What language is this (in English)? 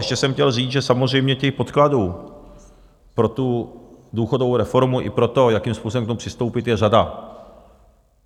Czech